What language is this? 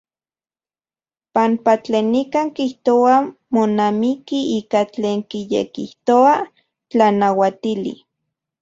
Central Puebla Nahuatl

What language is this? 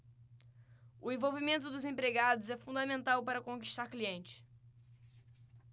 Portuguese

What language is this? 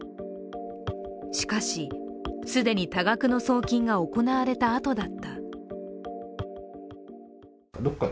Japanese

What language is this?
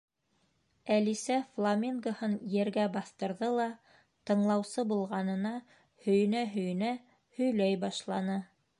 Bashkir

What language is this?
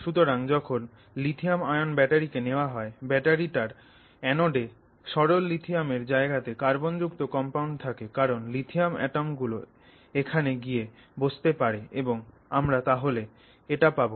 Bangla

